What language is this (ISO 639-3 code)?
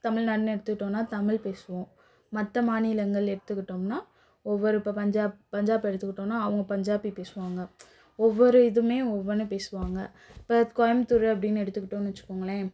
tam